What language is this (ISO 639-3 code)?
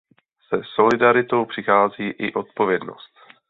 ces